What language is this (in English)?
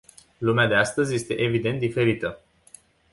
Romanian